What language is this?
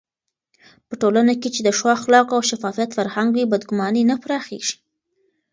Pashto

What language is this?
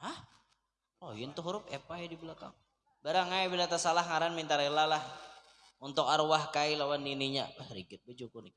Indonesian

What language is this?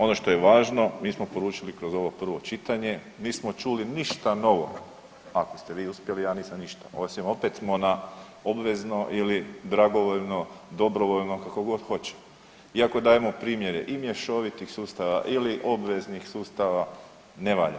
Croatian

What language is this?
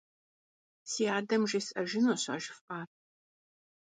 Kabardian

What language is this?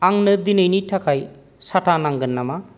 Bodo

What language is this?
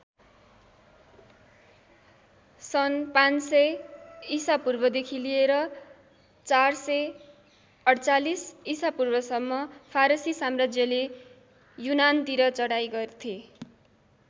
Nepali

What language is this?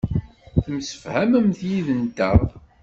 Kabyle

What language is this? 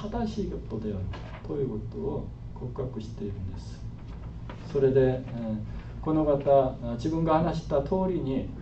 Japanese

